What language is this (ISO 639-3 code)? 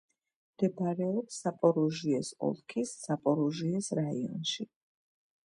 kat